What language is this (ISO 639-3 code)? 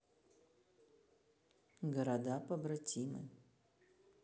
rus